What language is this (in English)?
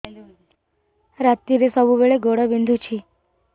Odia